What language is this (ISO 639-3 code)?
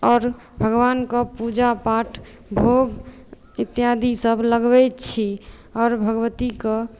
mai